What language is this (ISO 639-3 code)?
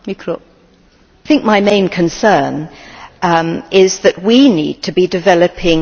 eng